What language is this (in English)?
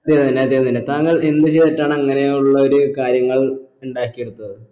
Malayalam